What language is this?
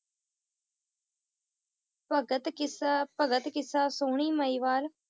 Punjabi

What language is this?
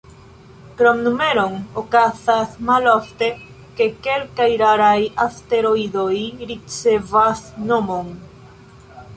Esperanto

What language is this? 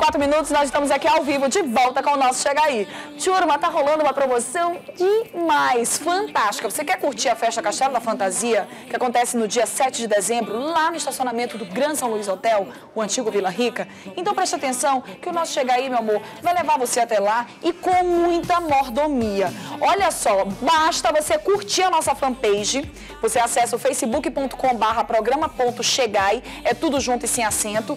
Portuguese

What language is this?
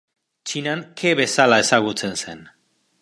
Basque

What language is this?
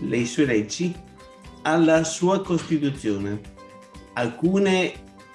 Italian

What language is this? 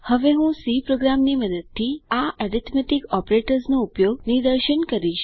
Gujarati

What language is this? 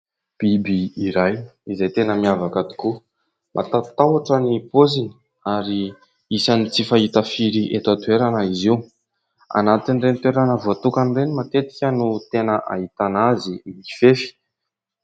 Malagasy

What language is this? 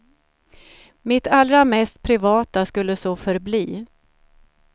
Swedish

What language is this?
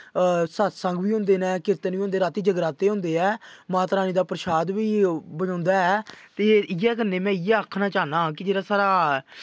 Dogri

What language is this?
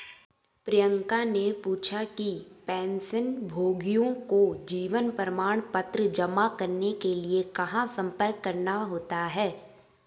Hindi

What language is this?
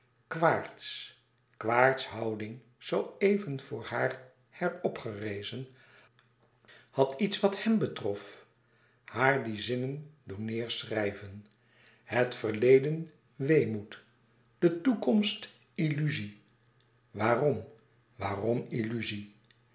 Dutch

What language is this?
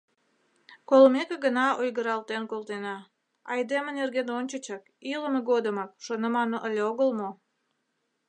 Mari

